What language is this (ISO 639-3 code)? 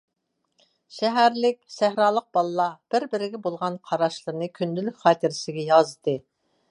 uig